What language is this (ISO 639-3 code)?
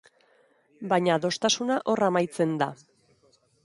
eus